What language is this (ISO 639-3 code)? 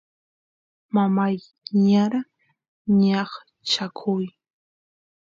qus